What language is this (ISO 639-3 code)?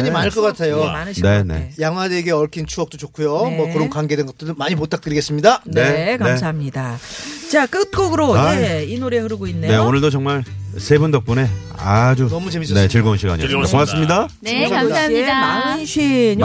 kor